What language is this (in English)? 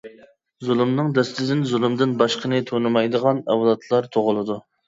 Uyghur